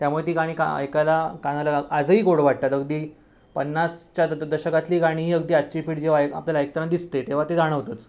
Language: Marathi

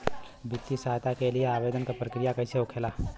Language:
Bhojpuri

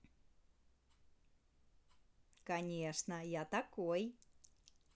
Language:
Russian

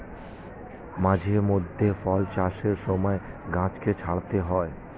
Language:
Bangla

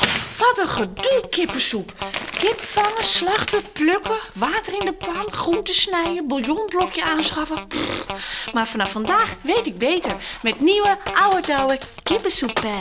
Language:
Dutch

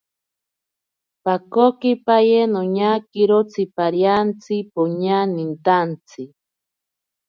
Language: Ashéninka Perené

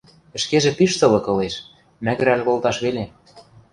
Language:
Western Mari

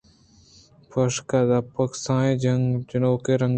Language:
Eastern Balochi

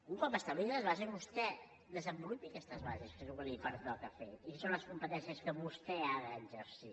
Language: Catalan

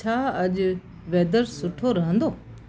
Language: Sindhi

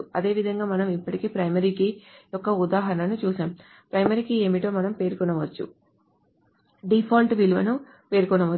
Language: Telugu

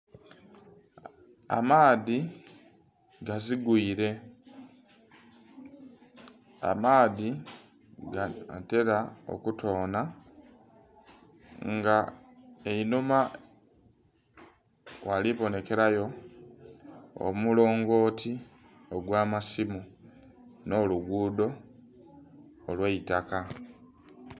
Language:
Soga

